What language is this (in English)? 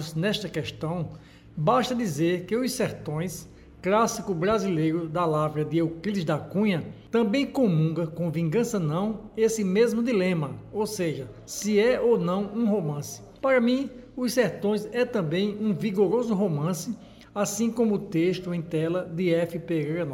Portuguese